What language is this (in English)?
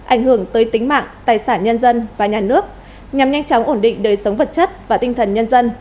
Vietnamese